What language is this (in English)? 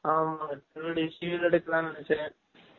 Tamil